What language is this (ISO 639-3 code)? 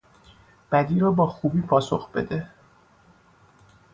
fas